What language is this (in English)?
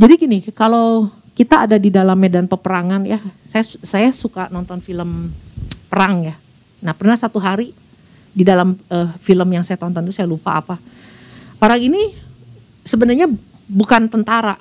Indonesian